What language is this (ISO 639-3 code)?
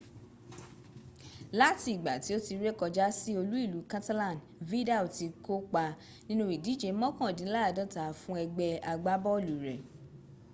yor